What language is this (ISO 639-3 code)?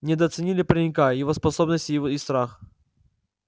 rus